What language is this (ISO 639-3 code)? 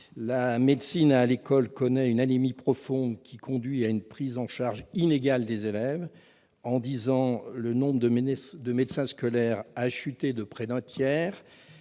fra